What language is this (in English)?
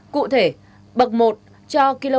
Vietnamese